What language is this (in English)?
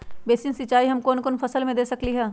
Magahi